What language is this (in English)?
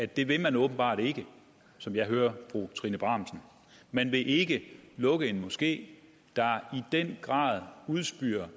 Danish